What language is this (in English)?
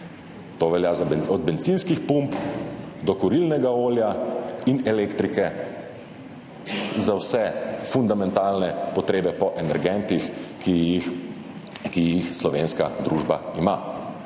Slovenian